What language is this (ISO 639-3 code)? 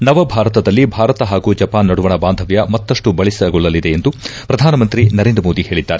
kan